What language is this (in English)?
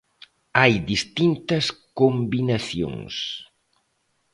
Galician